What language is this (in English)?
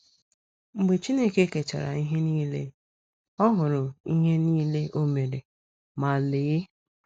Igbo